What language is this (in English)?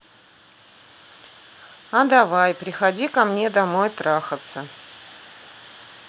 Russian